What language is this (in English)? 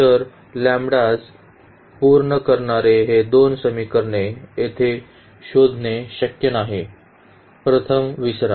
Marathi